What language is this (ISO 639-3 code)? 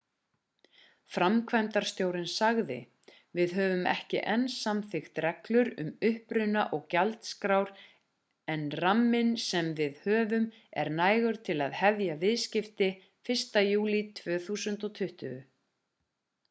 isl